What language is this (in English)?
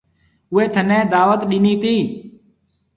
Marwari (Pakistan)